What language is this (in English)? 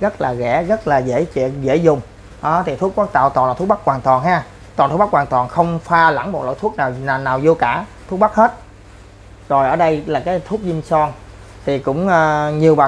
Vietnamese